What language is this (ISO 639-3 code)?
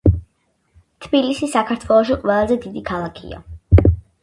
kat